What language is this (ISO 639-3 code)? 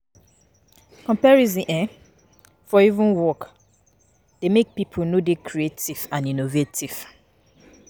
pcm